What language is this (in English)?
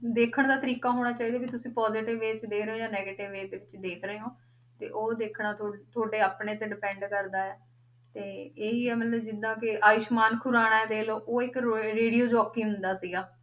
Punjabi